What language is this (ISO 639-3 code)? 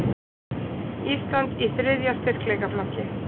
isl